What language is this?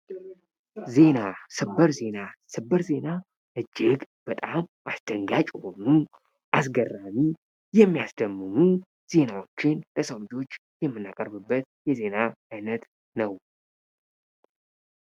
Amharic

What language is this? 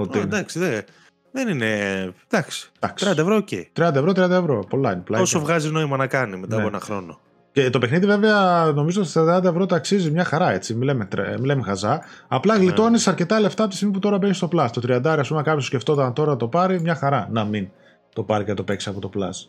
Greek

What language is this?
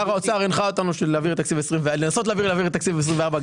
Hebrew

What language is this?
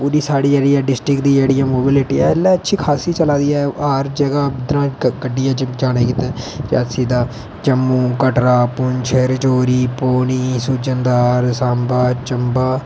Dogri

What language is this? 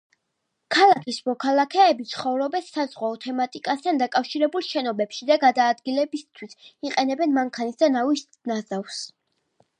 Georgian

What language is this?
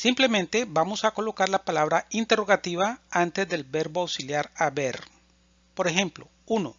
Spanish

